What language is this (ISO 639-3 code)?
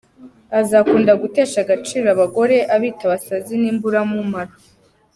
kin